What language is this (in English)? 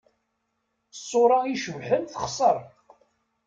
Kabyle